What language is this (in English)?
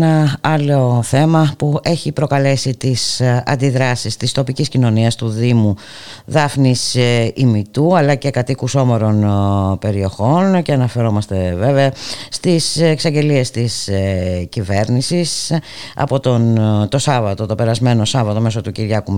Greek